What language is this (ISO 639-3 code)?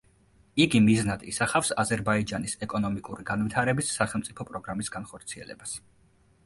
kat